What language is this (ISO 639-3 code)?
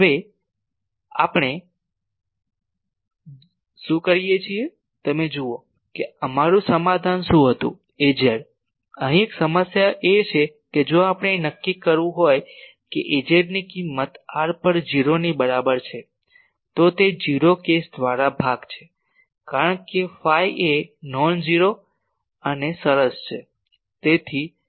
guj